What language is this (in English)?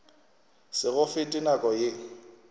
Northern Sotho